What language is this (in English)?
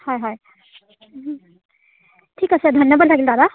Assamese